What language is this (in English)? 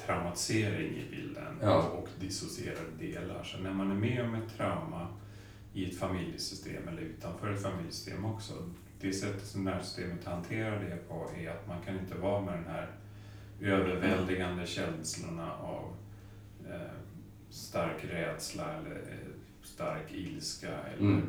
Swedish